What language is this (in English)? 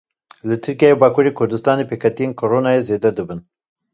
Kurdish